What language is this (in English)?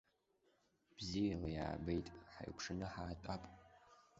Abkhazian